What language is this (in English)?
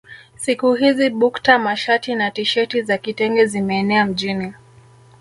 Swahili